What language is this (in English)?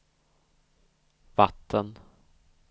Swedish